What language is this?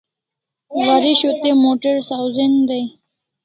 Kalasha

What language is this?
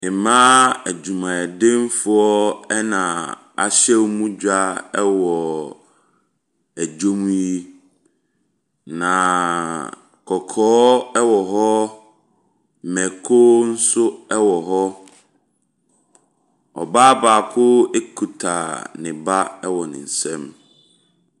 Akan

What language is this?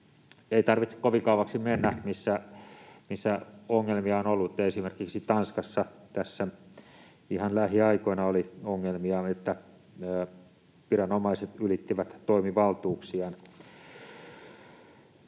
Finnish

